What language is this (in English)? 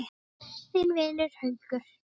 Icelandic